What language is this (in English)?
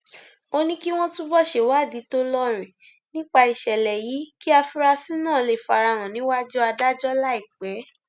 Yoruba